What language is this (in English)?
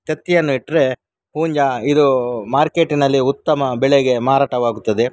Kannada